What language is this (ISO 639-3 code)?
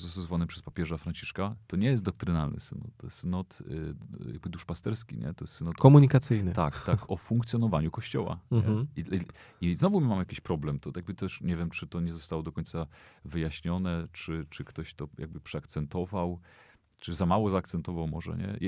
pol